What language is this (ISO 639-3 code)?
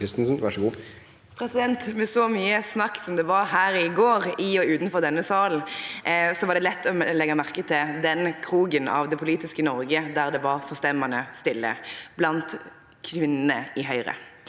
nor